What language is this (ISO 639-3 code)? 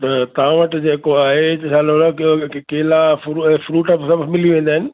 snd